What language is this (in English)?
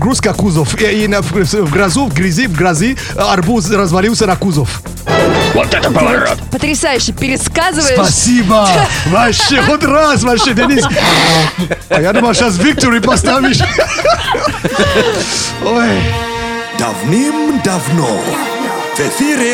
Russian